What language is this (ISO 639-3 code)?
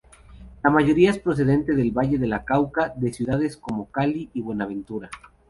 spa